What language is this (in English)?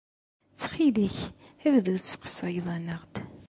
Kabyle